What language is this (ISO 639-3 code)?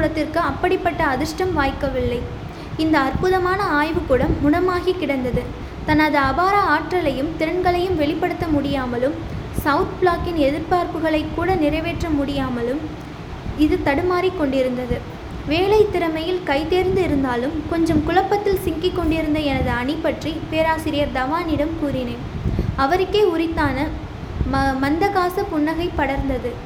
tam